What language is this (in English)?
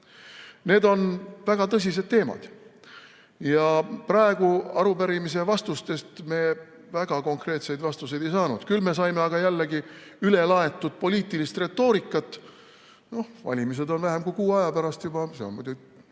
Estonian